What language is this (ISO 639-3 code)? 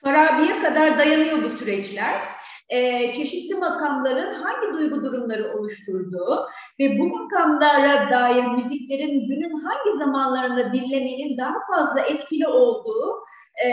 tur